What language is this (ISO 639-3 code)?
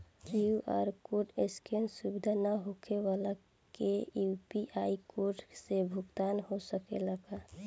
bho